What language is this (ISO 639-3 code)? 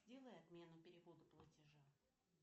rus